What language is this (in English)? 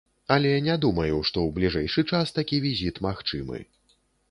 Belarusian